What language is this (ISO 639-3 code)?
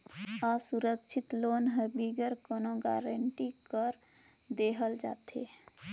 hne